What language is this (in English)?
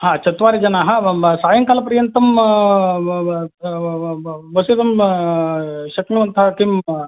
Sanskrit